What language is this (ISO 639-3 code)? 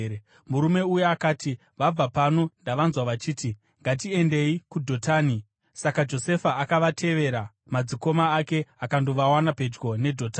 sna